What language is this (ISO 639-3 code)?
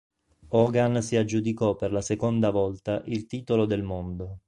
ita